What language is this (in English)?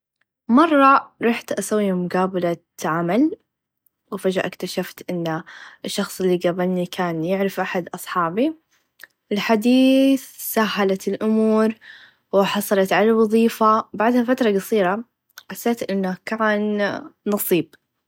Najdi Arabic